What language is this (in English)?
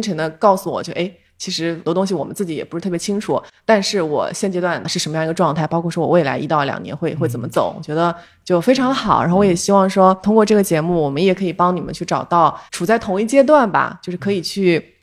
Chinese